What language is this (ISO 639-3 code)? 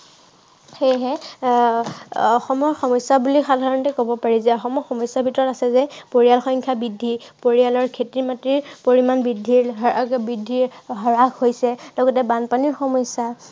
asm